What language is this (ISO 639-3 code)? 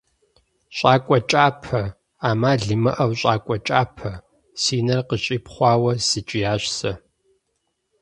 kbd